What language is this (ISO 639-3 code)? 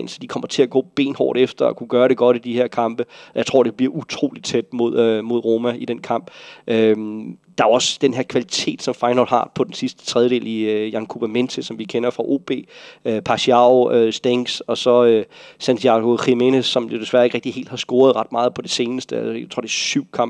dan